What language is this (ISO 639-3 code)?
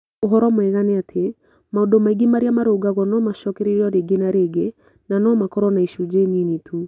kik